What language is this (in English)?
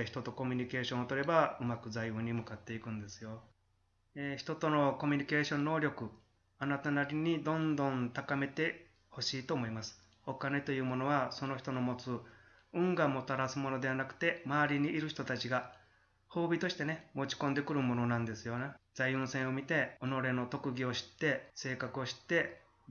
Japanese